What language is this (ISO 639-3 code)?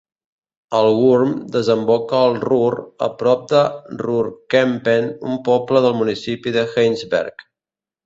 cat